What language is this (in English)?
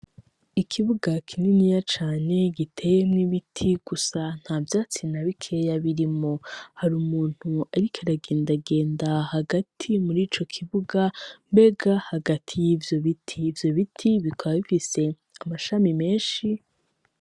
Rundi